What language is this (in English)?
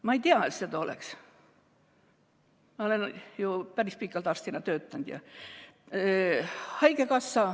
Estonian